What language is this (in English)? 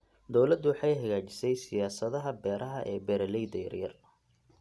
Somali